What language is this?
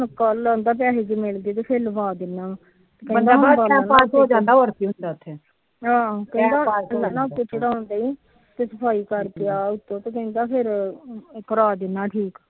Punjabi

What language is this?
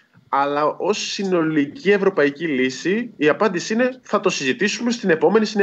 Greek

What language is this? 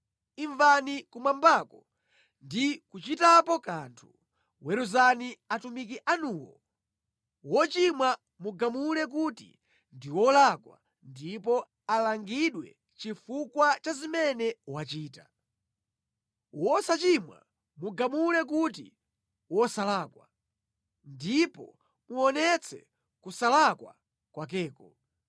Nyanja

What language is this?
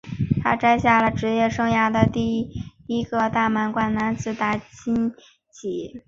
Chinese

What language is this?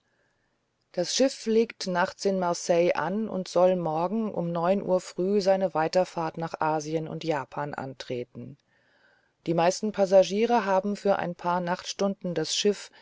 German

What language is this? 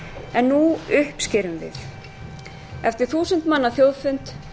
Icelandic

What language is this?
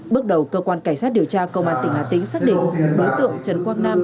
Vietnamese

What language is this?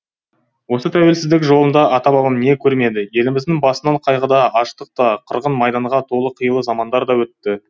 Kazakh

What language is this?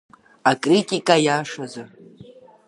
Abkhazian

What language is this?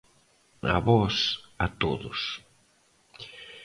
Galician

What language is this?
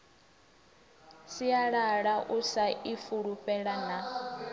Venda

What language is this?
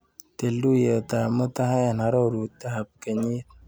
Kalenjin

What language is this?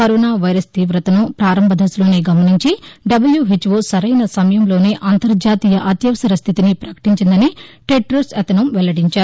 Telugu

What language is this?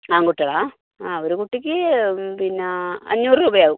Malayalam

